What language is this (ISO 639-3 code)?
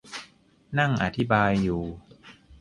tha